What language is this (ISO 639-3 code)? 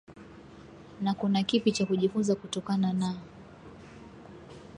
swa